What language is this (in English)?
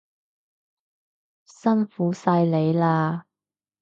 Cantonese